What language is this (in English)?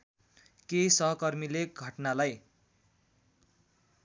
Nepali